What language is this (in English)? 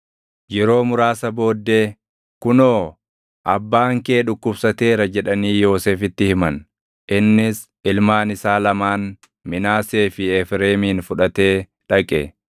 Oromo